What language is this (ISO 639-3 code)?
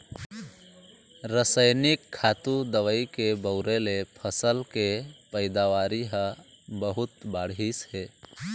hne